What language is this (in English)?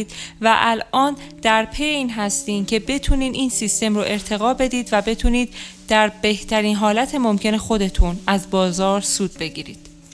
Persian